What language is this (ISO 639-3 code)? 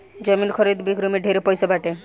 bho